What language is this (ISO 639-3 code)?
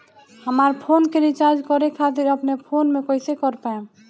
bho